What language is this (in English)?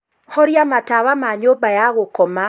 Kikuyu